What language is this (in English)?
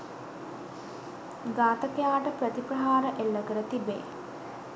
Sinhala